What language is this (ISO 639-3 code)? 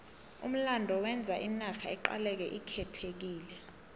nbl